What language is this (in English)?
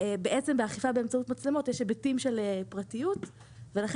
Hebrew